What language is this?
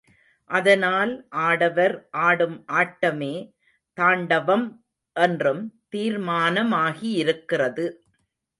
Tamil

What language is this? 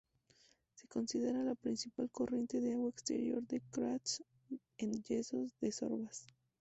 Spanish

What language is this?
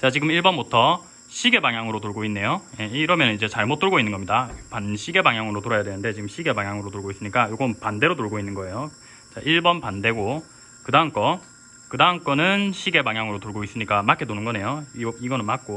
Korean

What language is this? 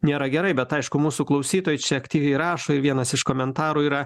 Lithuanian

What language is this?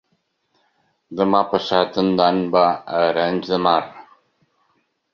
Catalan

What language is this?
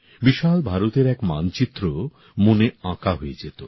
Bangla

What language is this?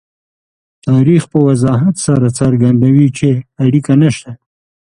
Pashto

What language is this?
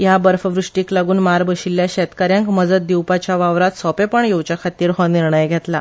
Konkani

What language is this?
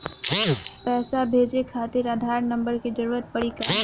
Bhojpuri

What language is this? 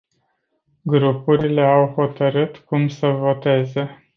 Romanian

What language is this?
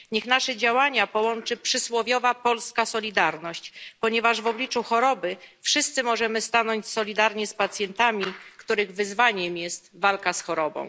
Polish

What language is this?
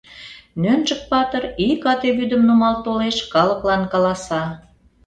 Mari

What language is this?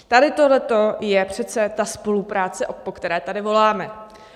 Czech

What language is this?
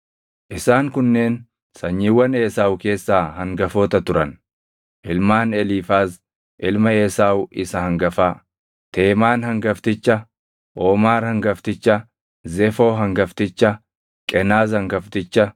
Oromo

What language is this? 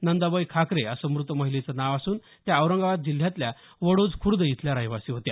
Marathi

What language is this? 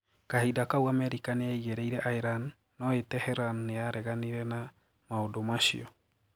Kikuyu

